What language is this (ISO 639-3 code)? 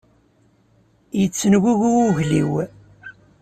kab